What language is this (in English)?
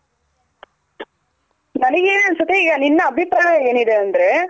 Kannada